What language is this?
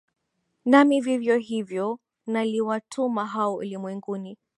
Swahili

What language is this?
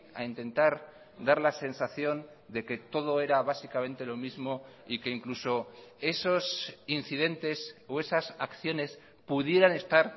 Spanish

